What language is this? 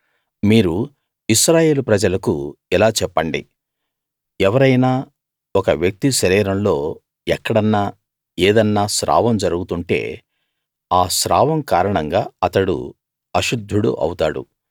Telugu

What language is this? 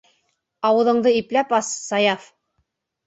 Bashkir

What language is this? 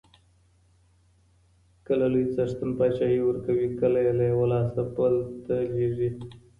Pashto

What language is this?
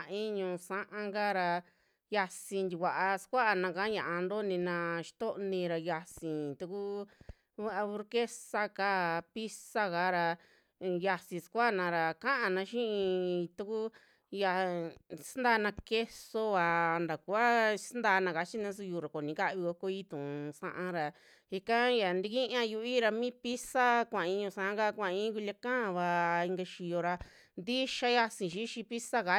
Western Juxtlahuaca Mixtec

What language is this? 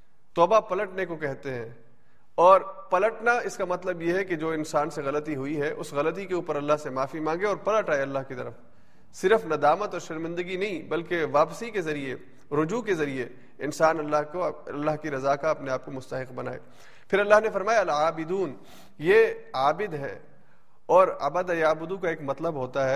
Urdu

